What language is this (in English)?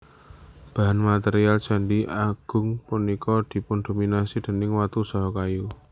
Javanese